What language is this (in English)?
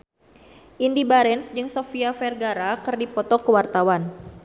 Sundanese